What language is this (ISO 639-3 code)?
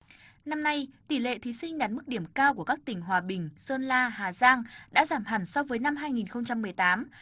vie